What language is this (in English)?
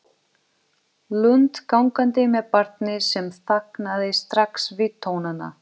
Icelandic